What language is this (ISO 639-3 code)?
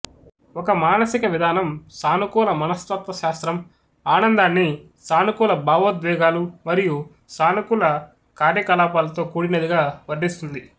tel